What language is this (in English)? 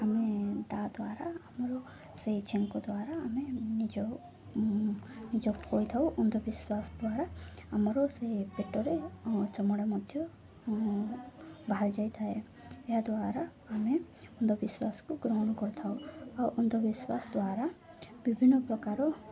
Odia